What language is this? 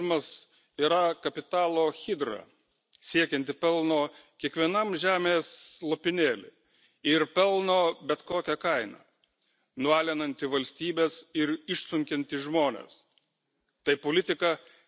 Lithuanian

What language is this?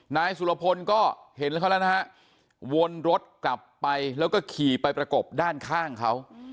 Thai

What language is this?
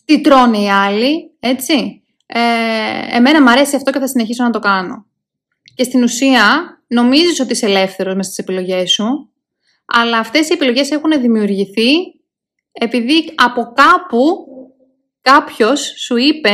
Greek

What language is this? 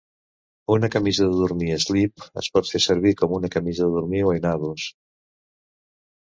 Catalan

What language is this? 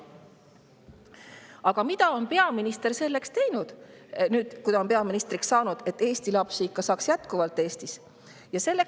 Estonian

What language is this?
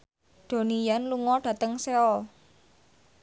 Javanese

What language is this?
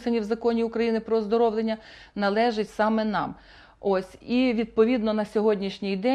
Russian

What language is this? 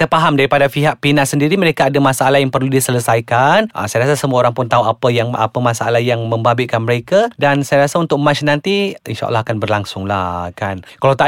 Malay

